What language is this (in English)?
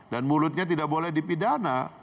Indonesian